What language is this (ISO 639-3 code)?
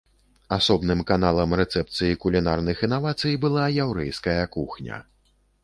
bel